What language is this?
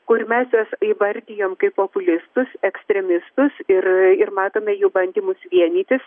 Lithuanian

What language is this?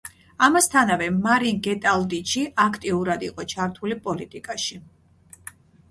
Georgian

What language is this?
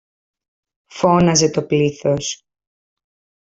Greek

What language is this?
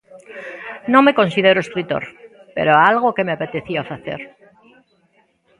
Galician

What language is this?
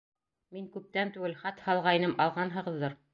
Bashkir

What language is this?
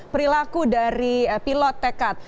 Indonesian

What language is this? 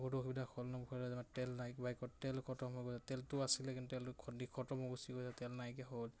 Assamese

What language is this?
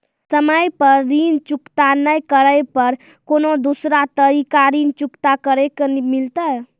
Maithili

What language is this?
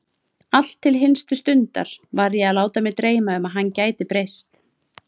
Icelandic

